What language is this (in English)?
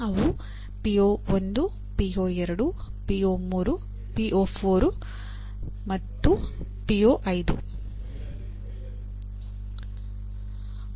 Kannada